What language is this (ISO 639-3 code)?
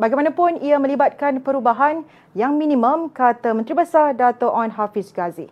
msa